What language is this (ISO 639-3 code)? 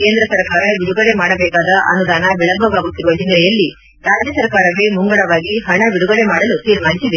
kan